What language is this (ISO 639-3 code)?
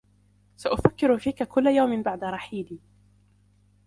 ara